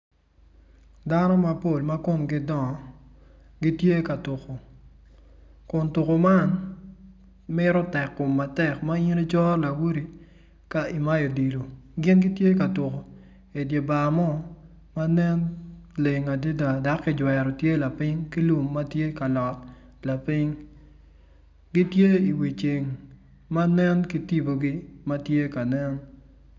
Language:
Acoli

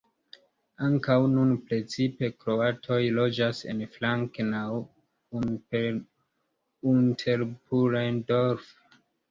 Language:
Esperanto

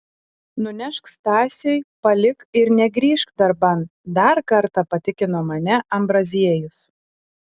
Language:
Lithuanian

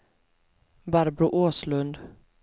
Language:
Swedish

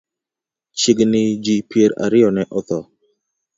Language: Luo (Kenya and Tanzania)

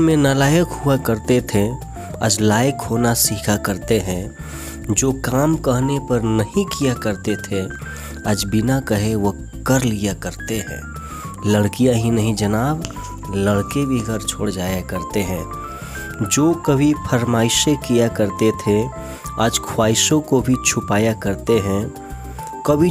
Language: Hindi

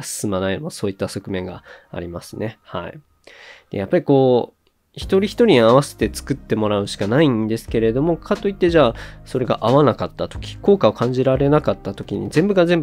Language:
Japanese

